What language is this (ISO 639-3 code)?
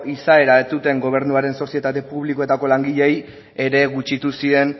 eus